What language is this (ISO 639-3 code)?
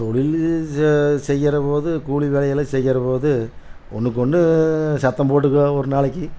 tam